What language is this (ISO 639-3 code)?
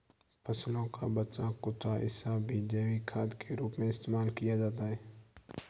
hin